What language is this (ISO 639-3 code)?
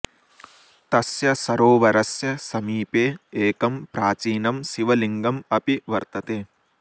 san